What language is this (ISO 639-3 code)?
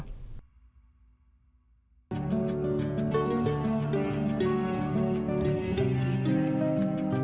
vie